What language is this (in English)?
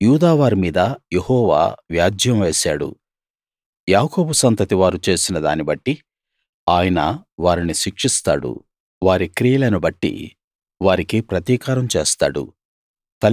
Telugu